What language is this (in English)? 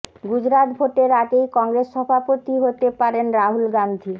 Bangla